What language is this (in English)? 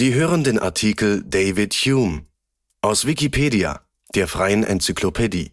German